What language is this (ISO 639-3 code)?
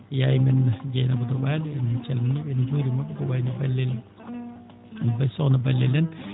ful